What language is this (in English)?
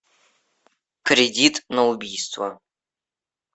Russian